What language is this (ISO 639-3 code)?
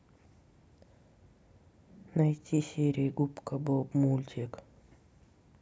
rus